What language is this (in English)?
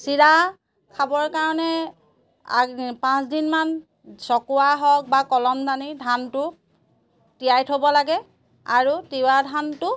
Assamese